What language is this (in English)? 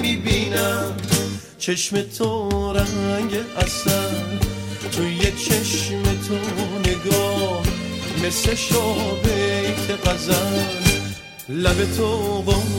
Persian